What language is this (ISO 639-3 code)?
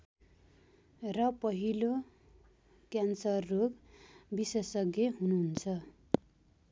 nep